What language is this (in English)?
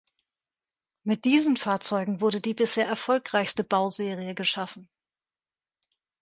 German